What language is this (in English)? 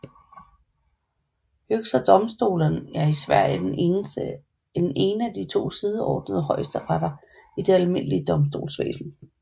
Danish